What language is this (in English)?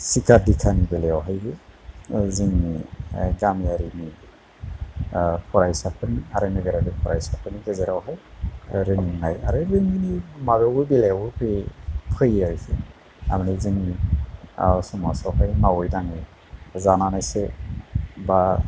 Bodo